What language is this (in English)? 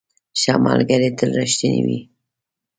Pashto